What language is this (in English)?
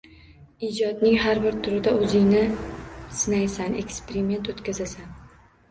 Uzbek